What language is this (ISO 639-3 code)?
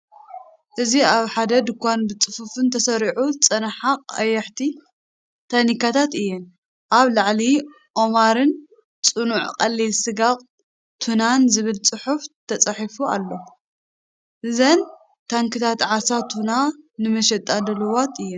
tir